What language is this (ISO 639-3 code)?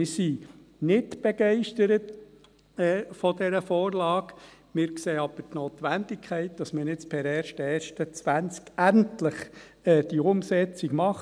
gsw